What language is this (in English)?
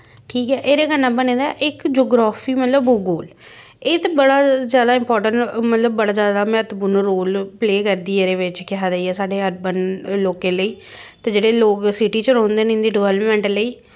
Dogri